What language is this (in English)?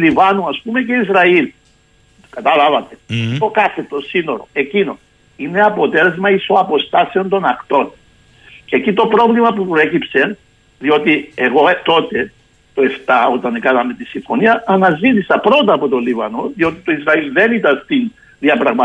Greek